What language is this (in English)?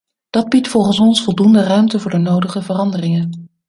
Dutch